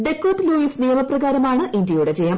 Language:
Malayalam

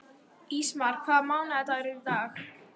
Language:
Icelandic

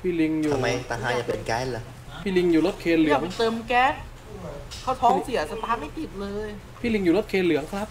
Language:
Thai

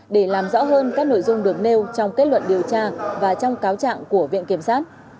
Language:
Vietnamese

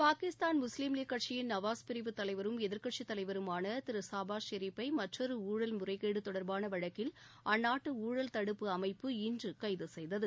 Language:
Tamil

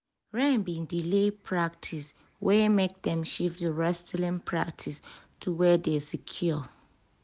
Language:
Nigerian Pidgin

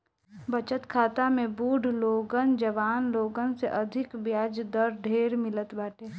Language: Bhojpuri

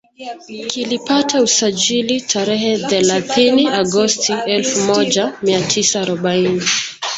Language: Swahili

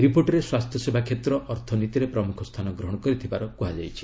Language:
Odia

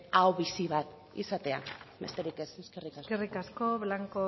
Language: Basque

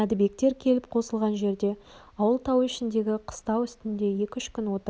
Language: Kazakh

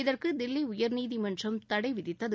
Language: Tamil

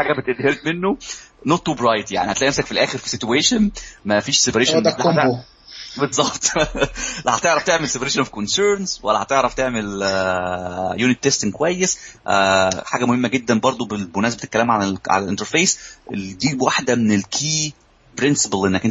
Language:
Arabic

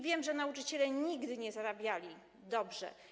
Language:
Polish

